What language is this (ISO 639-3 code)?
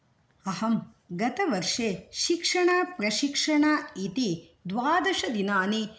san